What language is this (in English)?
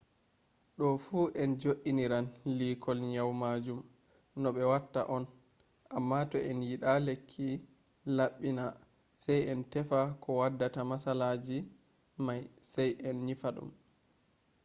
Fula